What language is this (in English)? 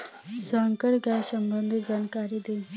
Bhojpuri